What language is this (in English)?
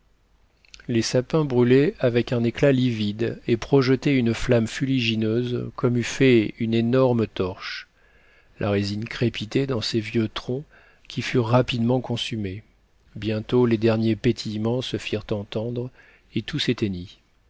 French